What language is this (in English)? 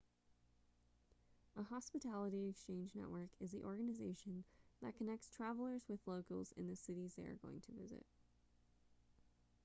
English